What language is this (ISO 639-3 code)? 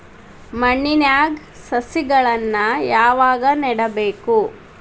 kan